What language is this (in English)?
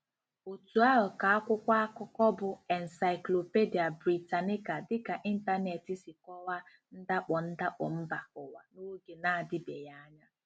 Igbo